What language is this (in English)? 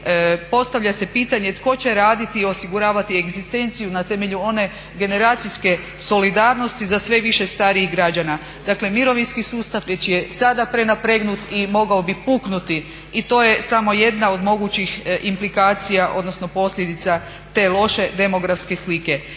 Croatian